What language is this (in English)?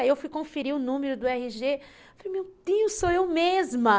Portuguese